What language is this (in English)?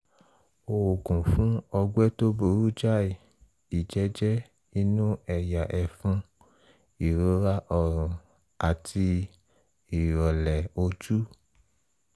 Yoruba